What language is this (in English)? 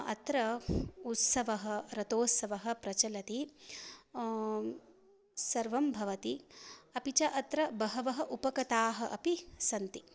Sanskrit